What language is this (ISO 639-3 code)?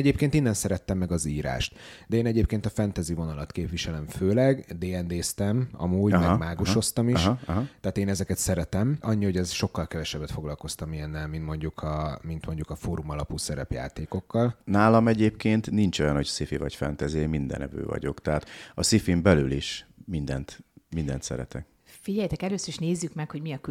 hun